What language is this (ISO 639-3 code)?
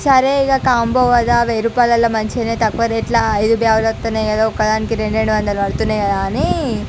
tel